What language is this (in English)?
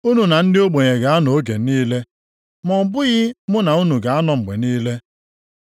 Igbo